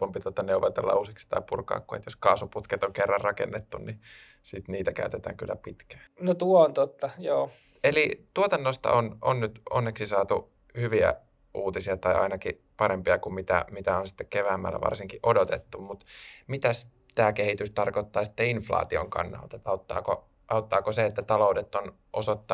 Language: Finnish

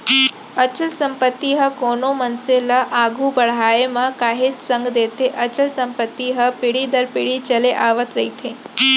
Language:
Chhattisgarhi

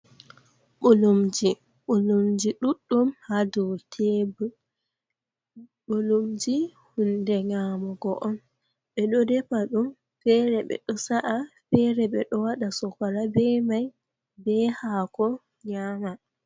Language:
Fula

